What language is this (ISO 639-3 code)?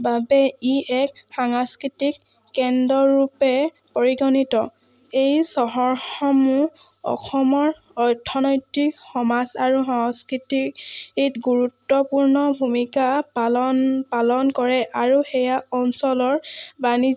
asm